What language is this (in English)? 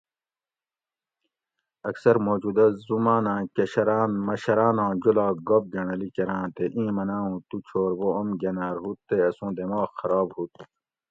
Gawri